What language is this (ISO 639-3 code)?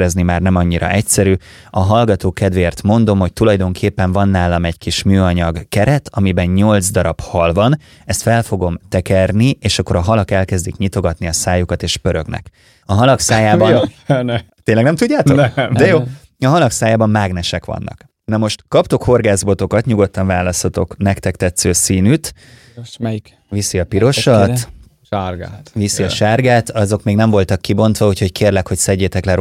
hun